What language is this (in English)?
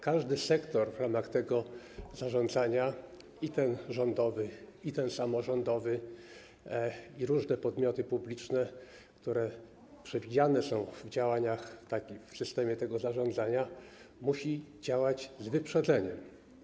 Polish